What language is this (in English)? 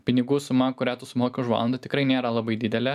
Lithuanian